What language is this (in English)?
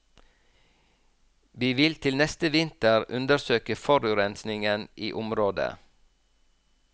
Norwegian